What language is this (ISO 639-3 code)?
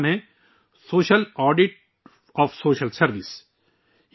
urd